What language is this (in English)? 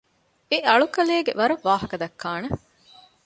Divehi